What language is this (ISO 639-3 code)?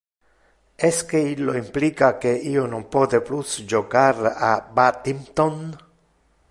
ina